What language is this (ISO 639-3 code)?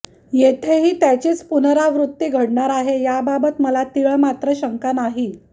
mar